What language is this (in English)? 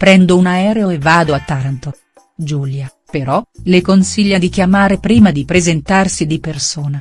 Italian